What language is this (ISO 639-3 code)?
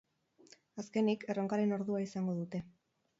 eus